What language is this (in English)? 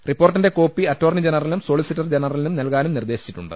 Malayalam